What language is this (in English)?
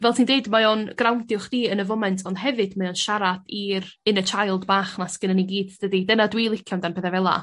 Welsh